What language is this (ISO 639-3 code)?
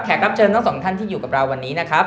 tha